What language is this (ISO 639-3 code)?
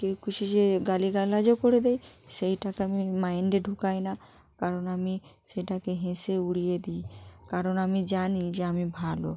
ben